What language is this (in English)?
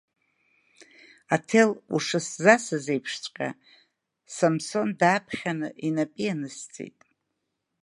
Abkhazian